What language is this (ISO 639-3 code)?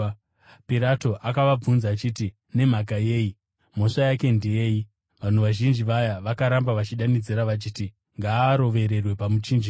sna